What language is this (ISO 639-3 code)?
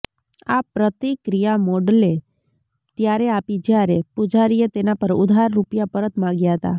guj